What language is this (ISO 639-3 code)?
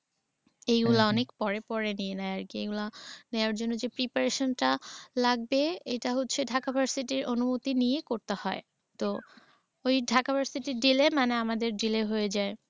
ben